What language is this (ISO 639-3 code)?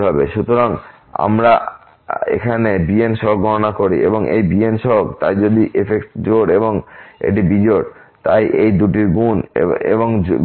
ben